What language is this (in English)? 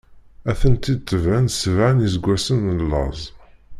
Kabyle